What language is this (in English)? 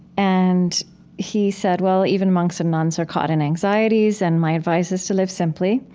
English